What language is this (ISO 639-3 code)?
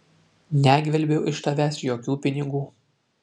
lit